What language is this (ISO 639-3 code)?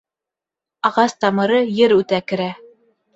bak